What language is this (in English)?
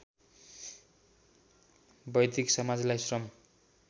Nepali